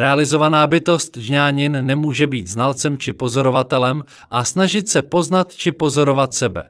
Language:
Czech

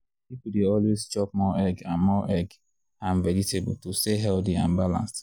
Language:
Nigerian Pidgin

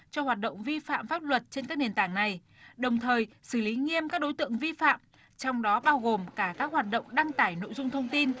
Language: Vietnamese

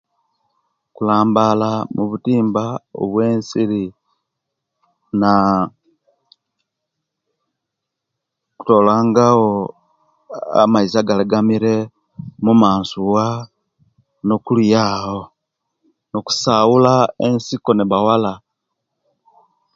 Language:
Kenyi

